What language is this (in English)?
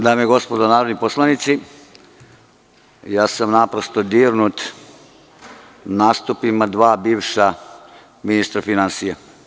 Serbian